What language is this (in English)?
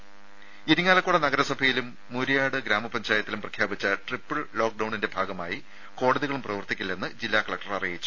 Malayalam